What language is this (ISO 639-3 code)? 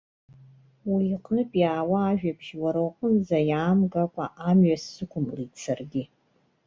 abk